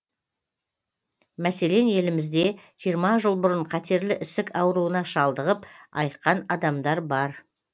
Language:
Kazakh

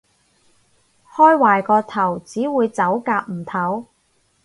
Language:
Cantonese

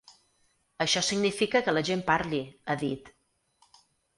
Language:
Catalan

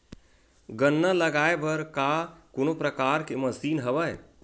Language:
Chhattisgarhi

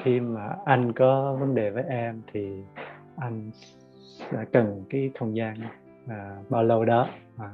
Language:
Vietnamese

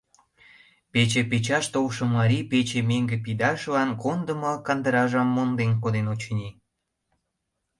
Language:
Mari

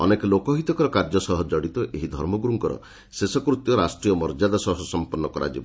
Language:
Odia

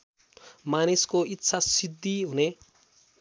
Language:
Nepali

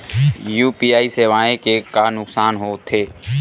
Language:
Chhattisgarhi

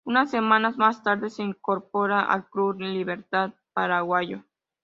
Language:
Spanish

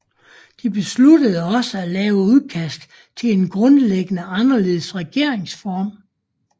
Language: Danish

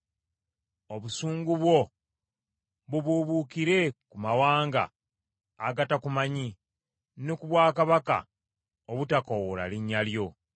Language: Ganda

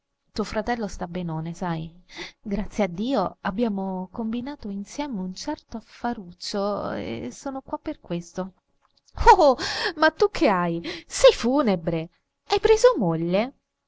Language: Italian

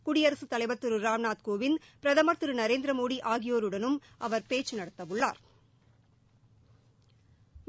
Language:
Tamil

